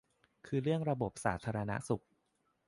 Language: Thai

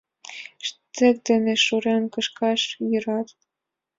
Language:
Mari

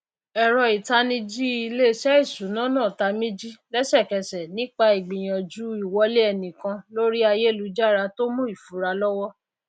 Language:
Yoruba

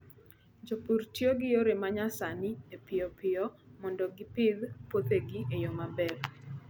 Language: Luo (Kenya and Tanzania)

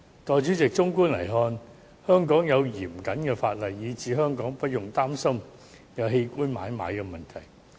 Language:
Cantonese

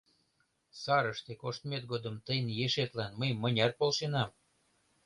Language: Mari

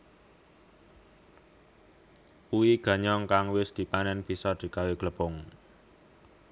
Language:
Javanese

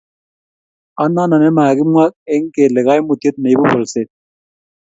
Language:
Kalenjin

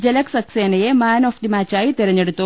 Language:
Malayalam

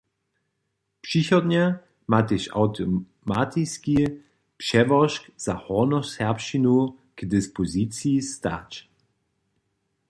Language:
Upper Sorbian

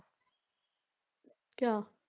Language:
Punjabi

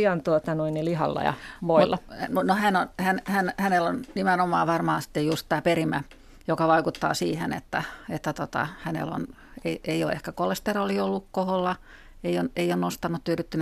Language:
Finnish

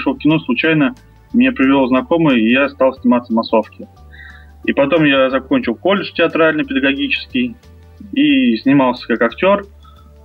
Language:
Russian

